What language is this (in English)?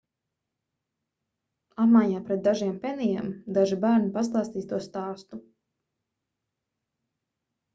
Latvian